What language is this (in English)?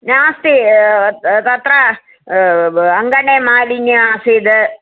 Sanskrit